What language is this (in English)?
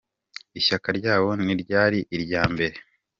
Kinyarwanda